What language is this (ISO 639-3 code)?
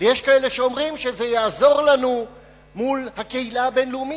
heb